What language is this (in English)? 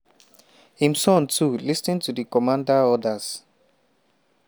Nigerian Pidgin